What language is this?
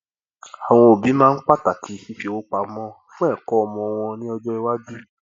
Yoruba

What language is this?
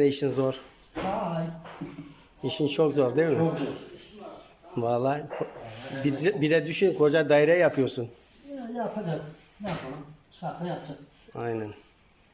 Turkish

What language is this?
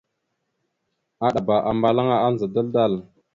Mada (Cameroon)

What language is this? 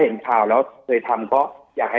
Thai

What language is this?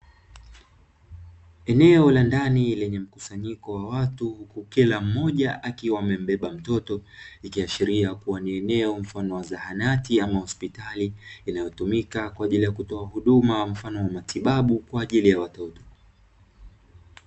Swahili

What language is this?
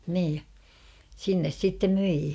Finnish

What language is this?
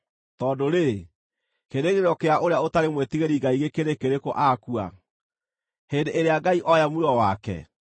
Kikuyu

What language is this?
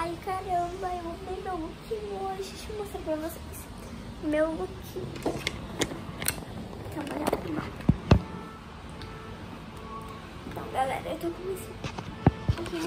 Portuguese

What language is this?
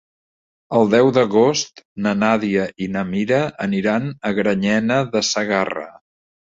Catalan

